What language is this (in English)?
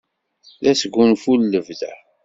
Kabyle